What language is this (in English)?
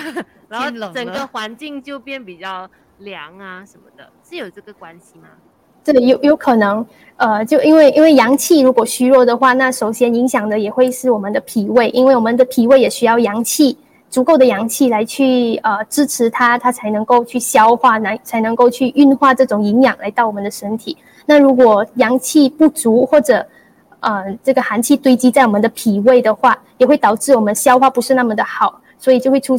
Chinese